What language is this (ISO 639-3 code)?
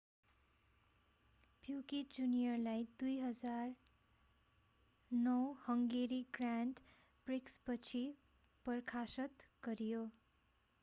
nep